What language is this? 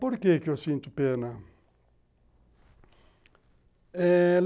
Portuguese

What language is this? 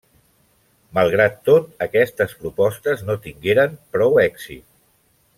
Catalan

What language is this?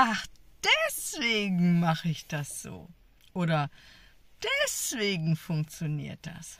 German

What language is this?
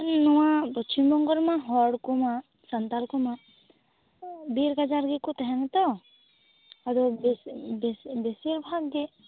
Santali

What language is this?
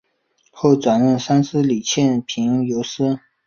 Chinese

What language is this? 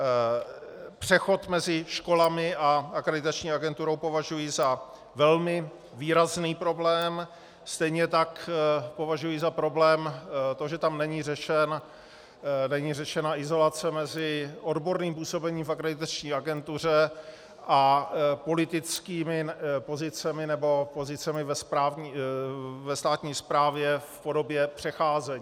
Czech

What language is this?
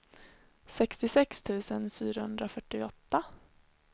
Swedish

